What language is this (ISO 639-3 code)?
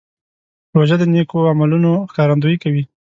pus